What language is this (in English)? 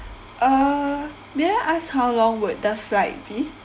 English